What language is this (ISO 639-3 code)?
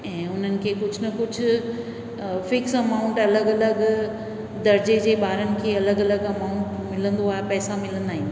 snd